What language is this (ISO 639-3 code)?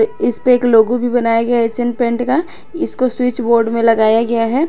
hin